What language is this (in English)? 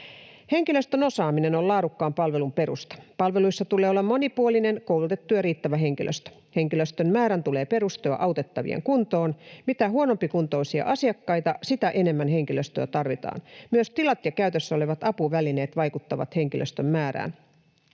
Finnish